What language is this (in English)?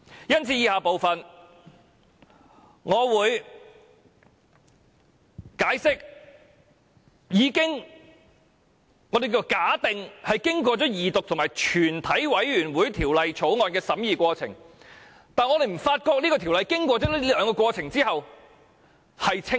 Cantonese